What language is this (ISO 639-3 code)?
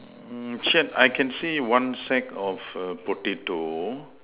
eng